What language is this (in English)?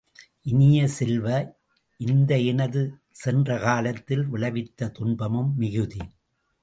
Tamil